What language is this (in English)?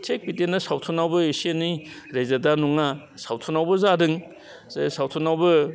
Bodo